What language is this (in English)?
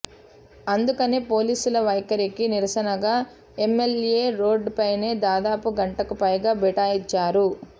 Telugu